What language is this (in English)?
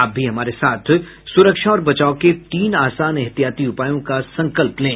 Hindi